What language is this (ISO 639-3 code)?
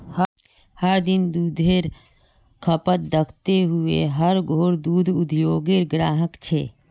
mag